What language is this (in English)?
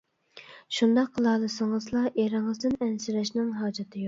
Uyghur